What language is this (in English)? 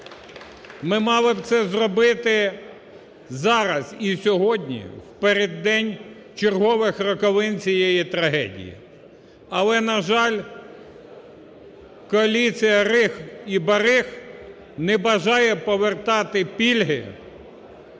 Ukrainian